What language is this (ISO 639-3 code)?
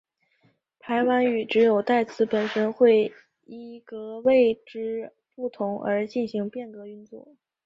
zho